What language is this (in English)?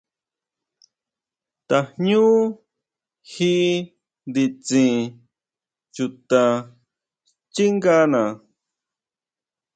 Huautla Mazatec